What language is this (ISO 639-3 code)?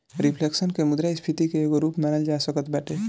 bho